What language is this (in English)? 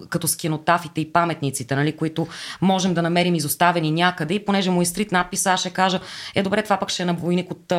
Bulgarian